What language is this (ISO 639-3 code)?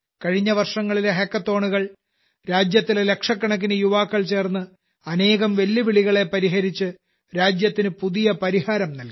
mal